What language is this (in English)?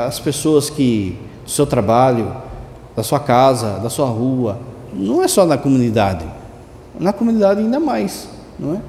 Portuguese